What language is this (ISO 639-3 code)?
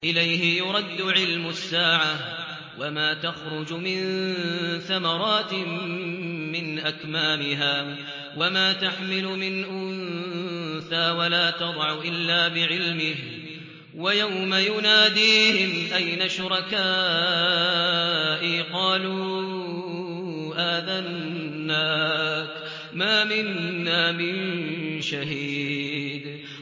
ara